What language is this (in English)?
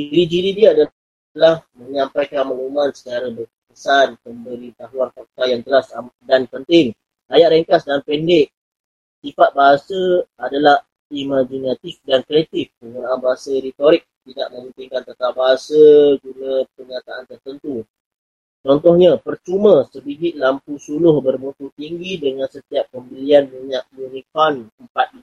Malay